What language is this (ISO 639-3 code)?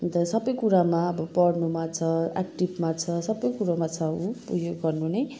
nep